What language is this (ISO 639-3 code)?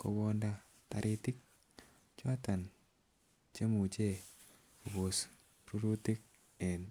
kln